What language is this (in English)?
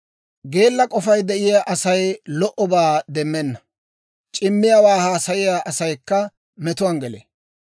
Dawro